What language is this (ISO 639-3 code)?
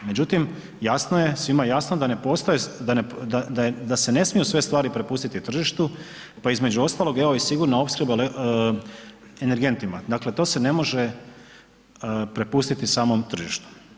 hrv